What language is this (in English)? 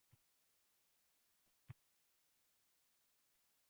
Uzbek